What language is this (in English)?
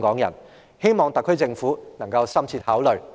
Cantonese